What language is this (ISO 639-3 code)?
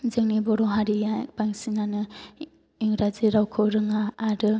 brx